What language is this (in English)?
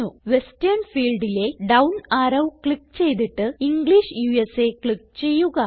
Malayalam